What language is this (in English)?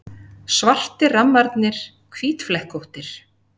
Icelandic